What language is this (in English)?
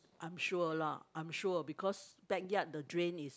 English